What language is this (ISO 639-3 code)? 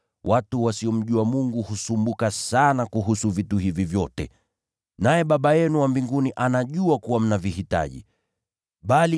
swa